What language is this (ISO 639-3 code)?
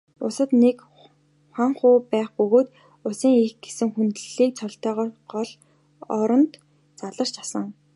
mon